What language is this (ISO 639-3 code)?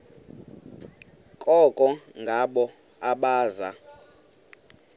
xho